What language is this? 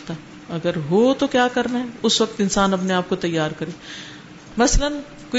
Urdu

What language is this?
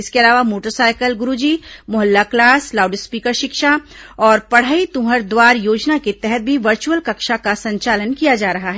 Hindi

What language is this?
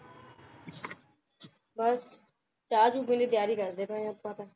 Punjabi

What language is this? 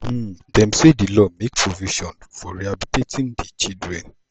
Nigerian Pidgin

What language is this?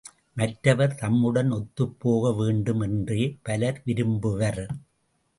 Tamil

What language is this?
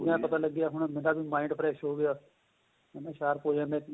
Punjabi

